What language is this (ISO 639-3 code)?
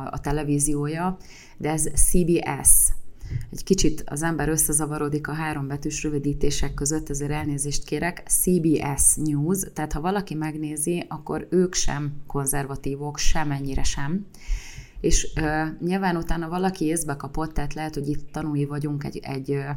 hun